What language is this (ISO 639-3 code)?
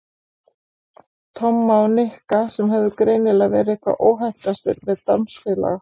isl